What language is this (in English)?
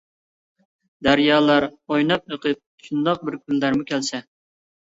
Uyghur